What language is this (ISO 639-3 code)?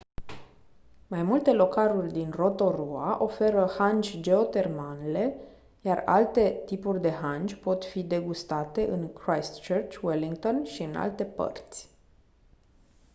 ron